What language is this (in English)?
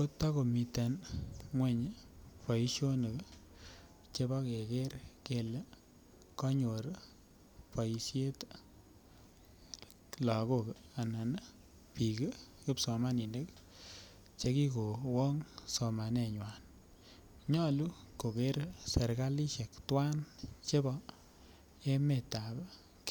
Kalenjin